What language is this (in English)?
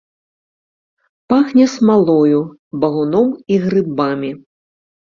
Belarusian